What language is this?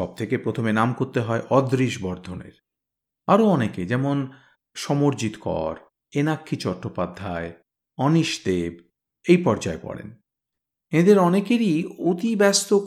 Bangla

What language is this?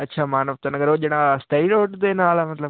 Punjabi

